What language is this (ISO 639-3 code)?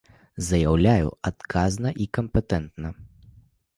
bel